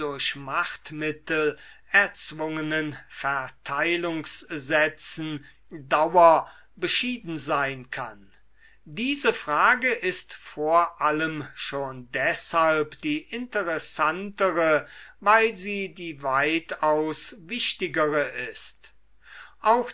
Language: German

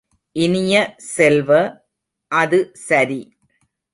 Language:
Tamil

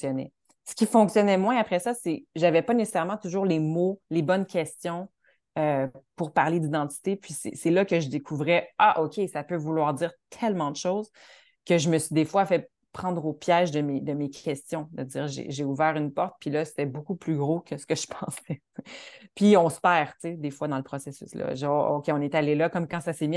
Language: French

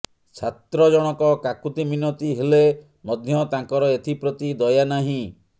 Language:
Odia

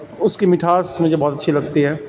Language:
Urdu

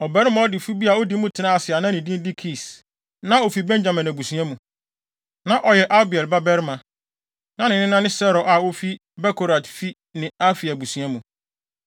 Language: Akan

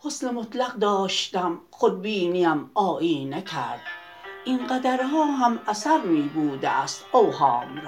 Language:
Persian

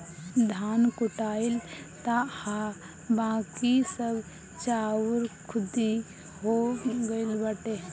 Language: Bhojpuri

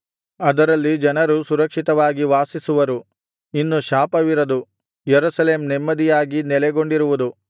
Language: Kannada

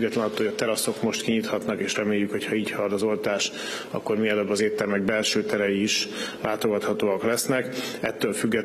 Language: Hungarian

